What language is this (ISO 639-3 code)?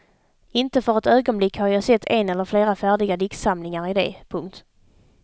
swe